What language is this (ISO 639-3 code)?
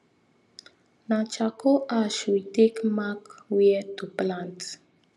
pcm